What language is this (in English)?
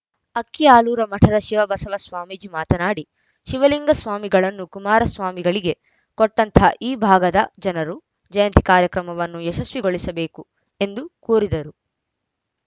Kannada